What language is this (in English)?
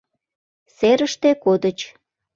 Mari